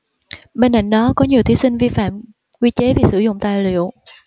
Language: Vietnamese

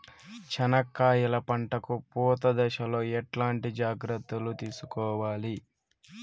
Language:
Telugu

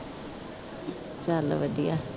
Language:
Punjabi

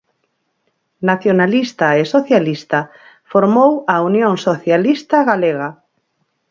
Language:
Galician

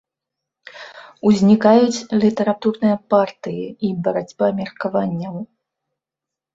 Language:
Belarusian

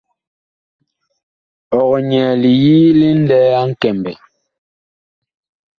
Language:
Bakoko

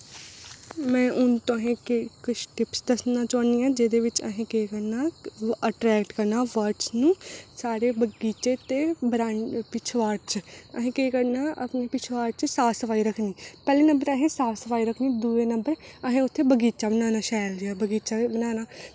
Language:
Dogri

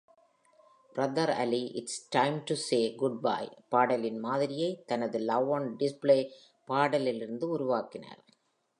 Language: Tamil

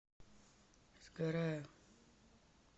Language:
Russian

